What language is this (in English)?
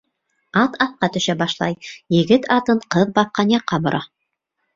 Bashkir